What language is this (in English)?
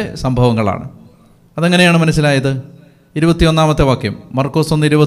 Malayalam